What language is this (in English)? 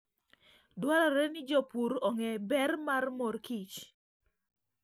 Luo (Kenya and Tanzania)